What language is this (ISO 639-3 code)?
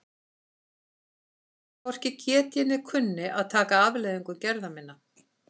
isl